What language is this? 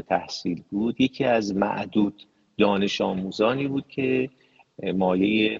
Persian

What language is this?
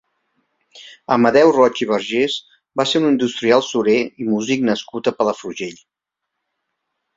Catalan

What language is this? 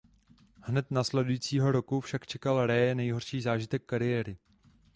Czech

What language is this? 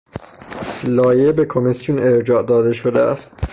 Persian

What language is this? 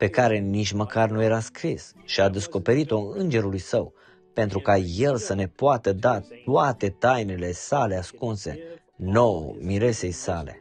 Romanian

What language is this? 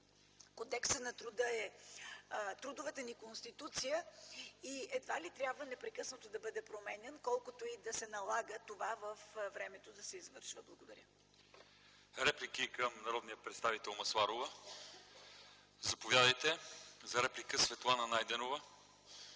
Bulgarian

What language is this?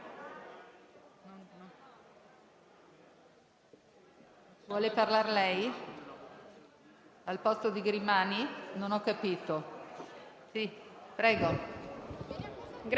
Italian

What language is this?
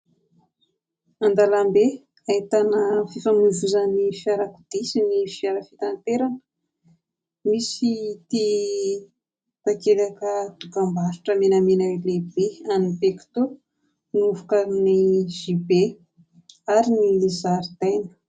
Malagasy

